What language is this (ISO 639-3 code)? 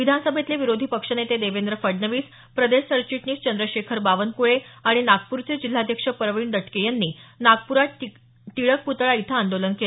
mar